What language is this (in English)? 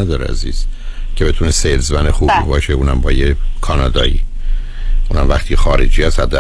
Persian